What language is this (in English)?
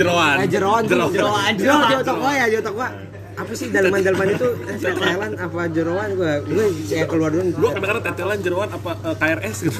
Indonesian